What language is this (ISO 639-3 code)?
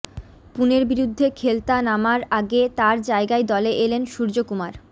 ben